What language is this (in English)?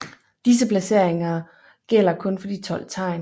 Danish